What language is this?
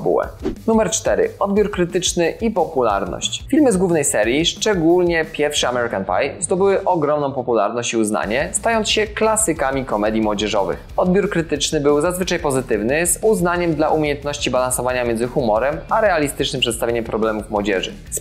Polish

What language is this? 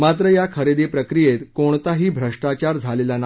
Marathi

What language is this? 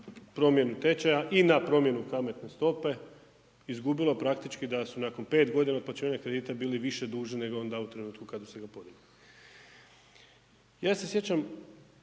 Croatian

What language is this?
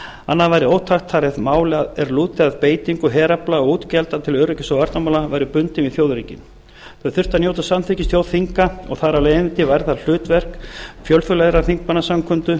Icelandic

